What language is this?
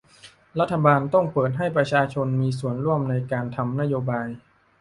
Thai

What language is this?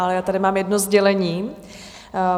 Czech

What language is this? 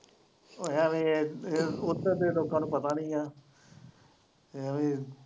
Punjabi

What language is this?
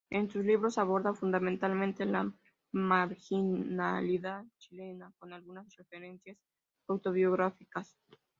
Spanish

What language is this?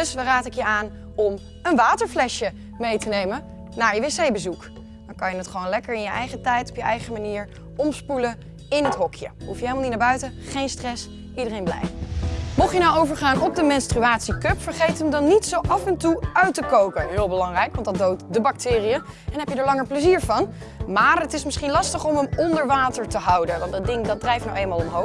Dutch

